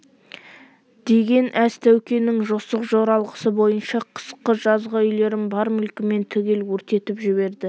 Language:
Kazakh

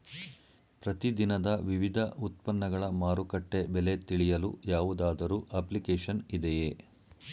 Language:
Kannada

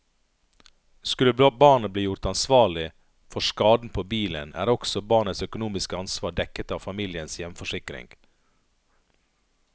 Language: Norwegian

